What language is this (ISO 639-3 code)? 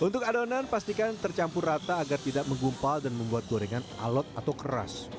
ind